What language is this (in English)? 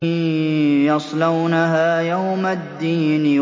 Arabic